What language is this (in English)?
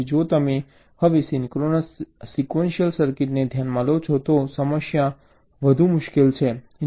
Gujarati